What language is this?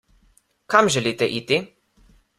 Slovenian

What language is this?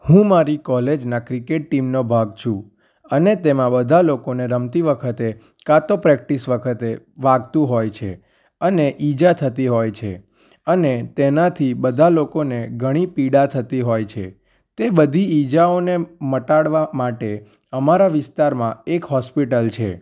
Gujarati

